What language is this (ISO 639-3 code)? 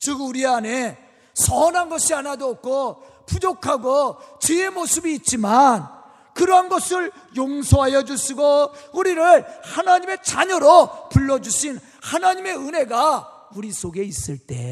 kor